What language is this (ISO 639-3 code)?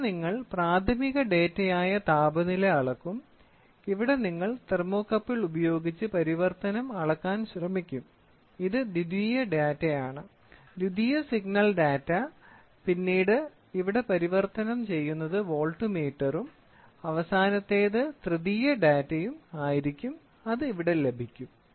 mal